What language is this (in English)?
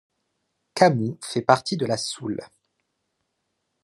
French